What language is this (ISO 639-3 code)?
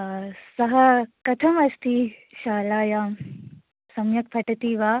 san